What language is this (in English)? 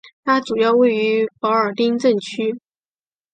Chinese